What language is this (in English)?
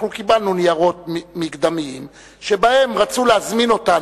Hebrew